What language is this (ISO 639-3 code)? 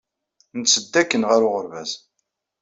kab